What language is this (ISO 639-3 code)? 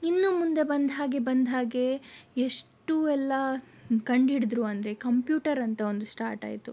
kan